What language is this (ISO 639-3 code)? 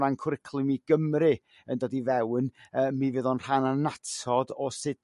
cym